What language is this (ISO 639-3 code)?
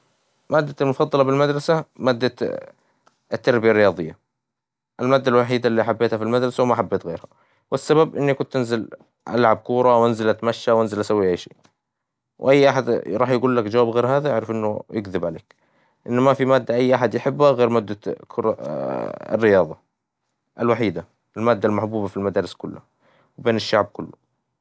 acw